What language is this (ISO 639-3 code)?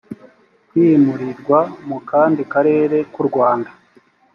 kin